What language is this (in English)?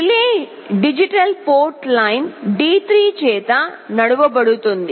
Telugu